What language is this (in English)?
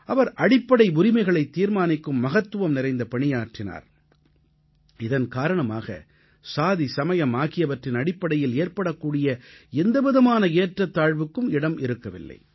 Tamil